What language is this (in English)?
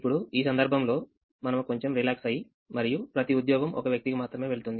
Telugu